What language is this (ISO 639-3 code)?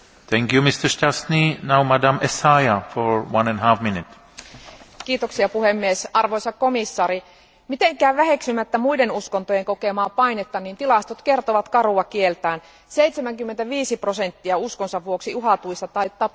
fin